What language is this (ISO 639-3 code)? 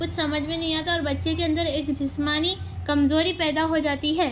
urd